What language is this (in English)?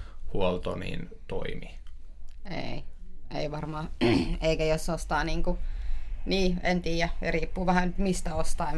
Finnish